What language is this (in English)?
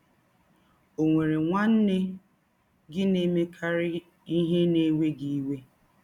Igbo